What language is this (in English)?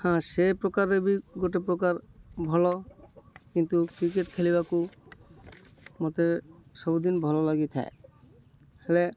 Odia